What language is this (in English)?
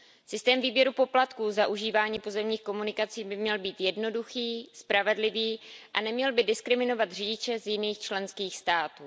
Czech